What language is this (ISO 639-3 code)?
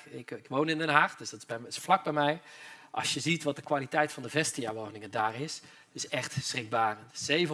nld